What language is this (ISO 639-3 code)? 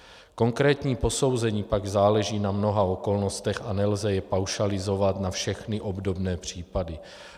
ces